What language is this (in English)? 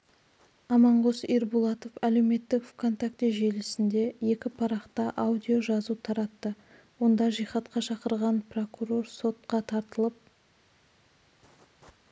Kazakh